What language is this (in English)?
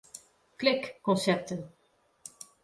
Western Frisian